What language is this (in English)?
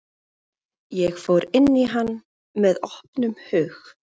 Icelandic